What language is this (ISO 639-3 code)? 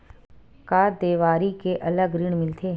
hne